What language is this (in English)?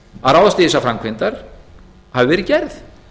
Icelandic